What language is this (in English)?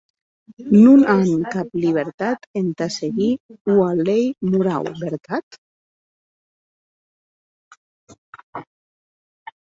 Occitan